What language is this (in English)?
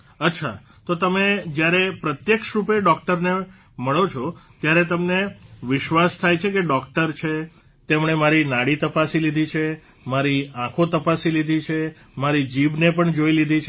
Gujarati